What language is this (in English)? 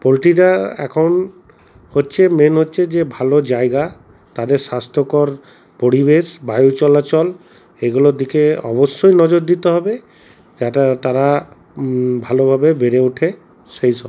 Bangla